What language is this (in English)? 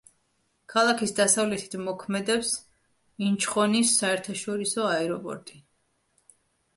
Georgian